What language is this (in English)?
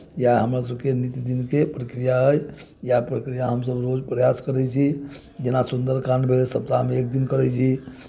Maithili